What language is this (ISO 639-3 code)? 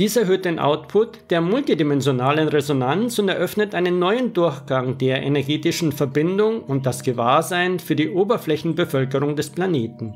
deu